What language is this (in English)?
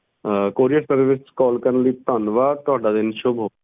Punjabi